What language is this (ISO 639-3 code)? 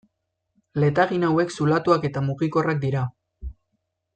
eus